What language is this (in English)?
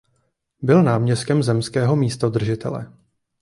Czech